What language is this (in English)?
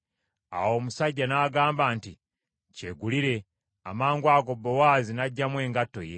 Ganda